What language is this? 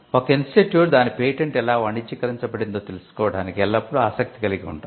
Telugu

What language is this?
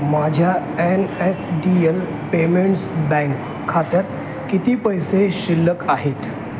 Marathi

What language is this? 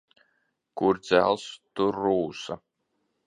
Latvian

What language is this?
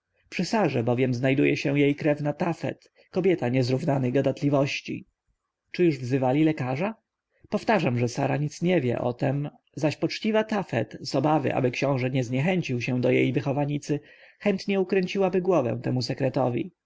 Polish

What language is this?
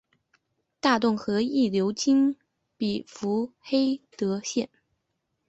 Chinese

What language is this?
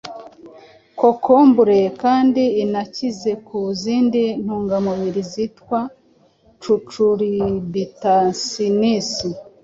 Kinyarwanda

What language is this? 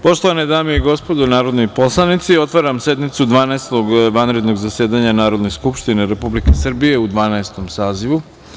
Serbian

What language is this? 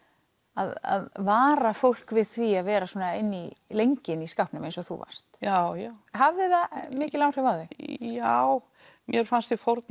Icelandic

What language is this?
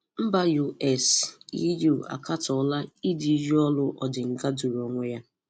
Igbo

